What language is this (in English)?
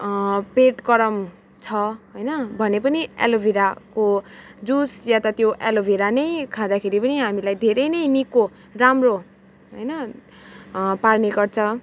Nepali